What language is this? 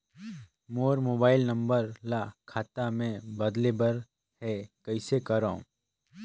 Chhattisgarhi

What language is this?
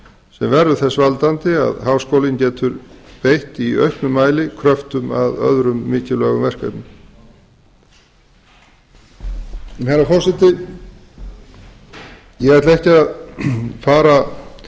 Icelandic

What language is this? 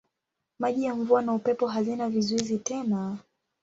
Swahili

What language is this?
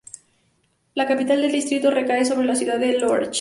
Spanish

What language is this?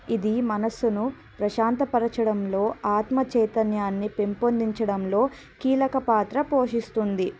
Telugu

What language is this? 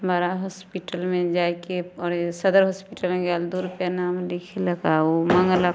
Maithili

